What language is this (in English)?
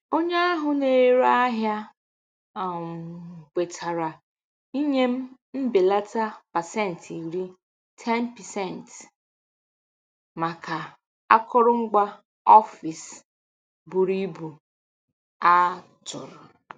Igbo